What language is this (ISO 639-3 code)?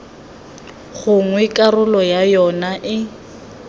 tsn